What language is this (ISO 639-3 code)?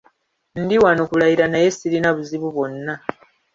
lug